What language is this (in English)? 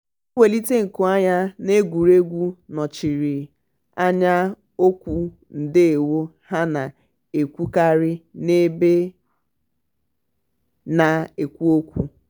Igbo